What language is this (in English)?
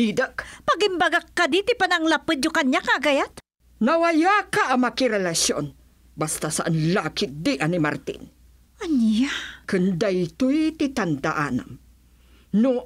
Filipino